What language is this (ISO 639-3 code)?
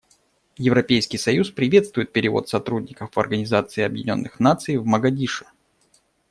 rus